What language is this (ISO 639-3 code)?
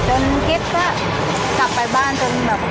tha